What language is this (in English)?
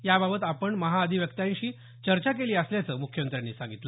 Marathi